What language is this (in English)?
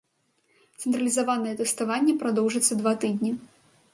Belarusian